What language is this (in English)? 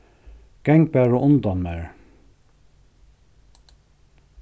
Faroese